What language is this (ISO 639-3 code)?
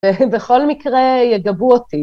heb